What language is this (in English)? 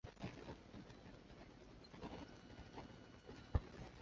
Chinese